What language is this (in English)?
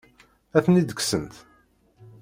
Kabyle